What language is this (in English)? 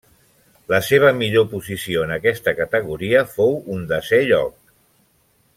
Catalan